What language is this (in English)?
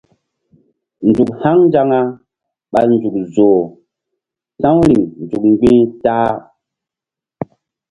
Mbum